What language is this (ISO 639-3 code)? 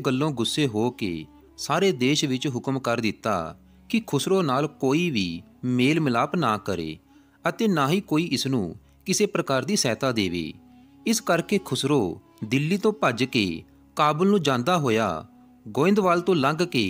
hin